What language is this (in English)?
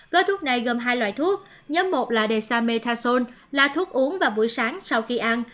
Vietnamese